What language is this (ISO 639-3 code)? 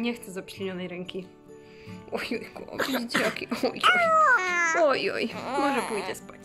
pol